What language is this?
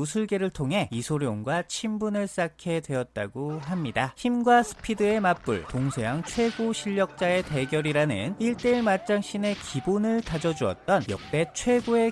Korean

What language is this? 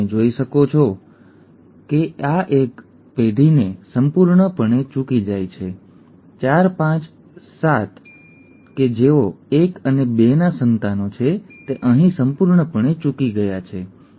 Gujarati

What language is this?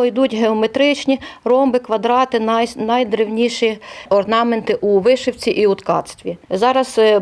Ukrainian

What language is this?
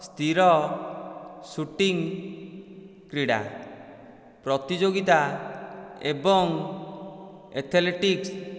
Odia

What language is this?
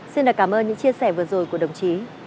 Vietnamese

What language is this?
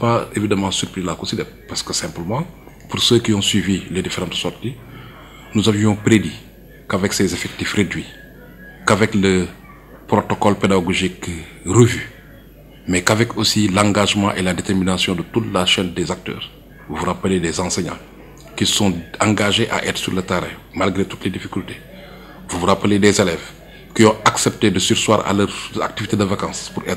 French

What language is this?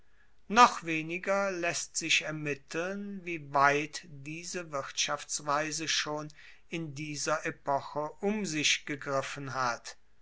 German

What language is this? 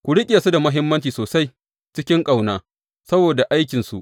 Hausa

